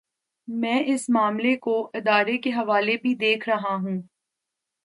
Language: Urdu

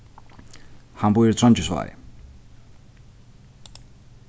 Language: Faroese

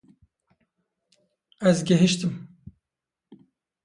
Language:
Kurdish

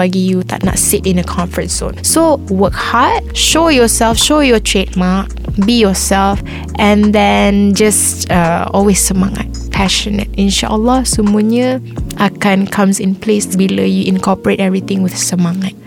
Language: Malay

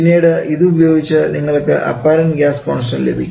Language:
Malayalam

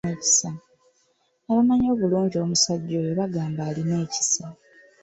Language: Ganda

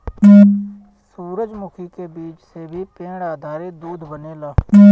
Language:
Bhojpuri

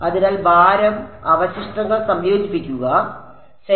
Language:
Malayalam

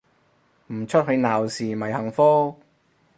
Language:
Cantonese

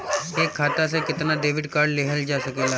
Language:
Bhojpuri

